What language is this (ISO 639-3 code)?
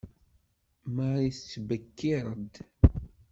kab